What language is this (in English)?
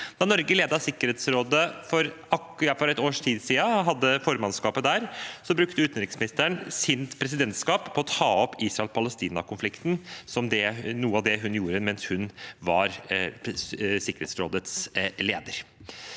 Norwegian